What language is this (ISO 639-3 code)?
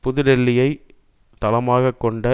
tam